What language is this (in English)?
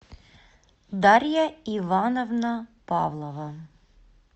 Russian